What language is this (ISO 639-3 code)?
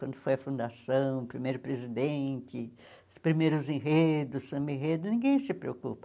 por